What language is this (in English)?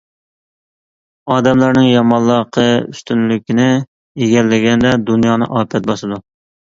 Uyghur